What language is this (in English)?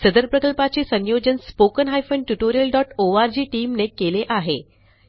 Marathi